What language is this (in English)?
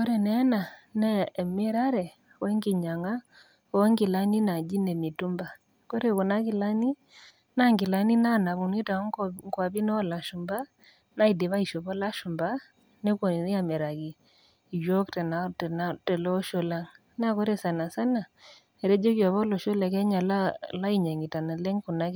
Masai